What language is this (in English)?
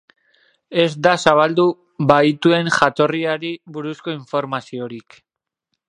Basque